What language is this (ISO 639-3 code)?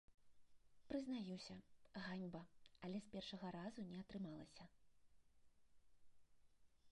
bel